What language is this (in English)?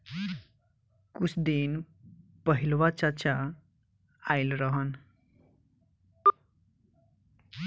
Bhojpuri